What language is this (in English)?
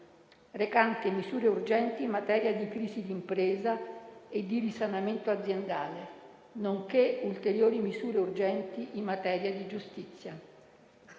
Italian